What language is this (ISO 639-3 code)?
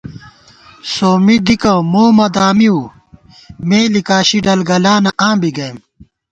gwt